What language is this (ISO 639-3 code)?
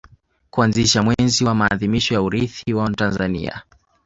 swa